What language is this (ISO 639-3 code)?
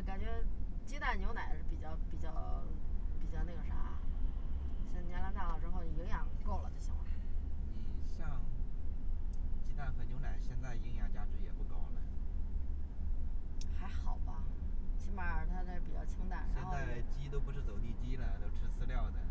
zho